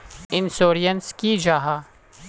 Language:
Magahi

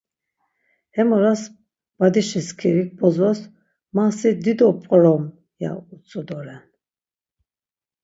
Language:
Laz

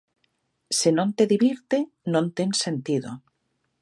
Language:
Galician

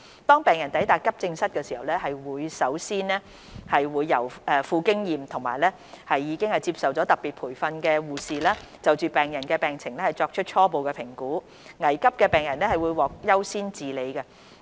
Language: Cantonese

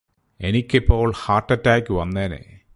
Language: Malayalam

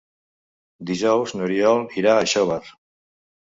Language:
Catalan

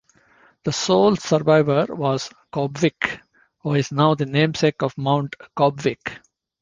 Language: English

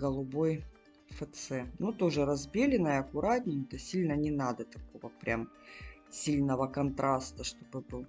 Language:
Russian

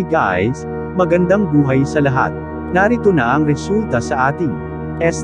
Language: Filipino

